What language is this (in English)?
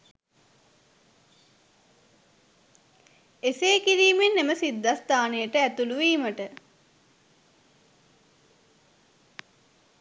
Sinhala